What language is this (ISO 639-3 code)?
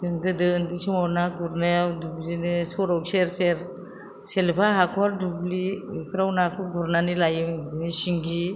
brx